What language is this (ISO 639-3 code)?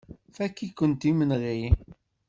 kab